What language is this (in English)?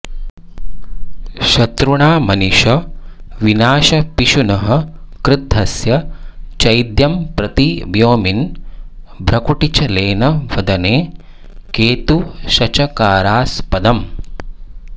Sanskrit